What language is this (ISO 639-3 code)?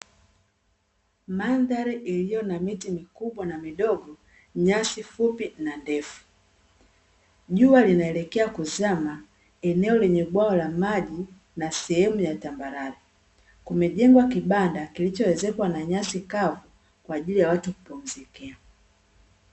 swa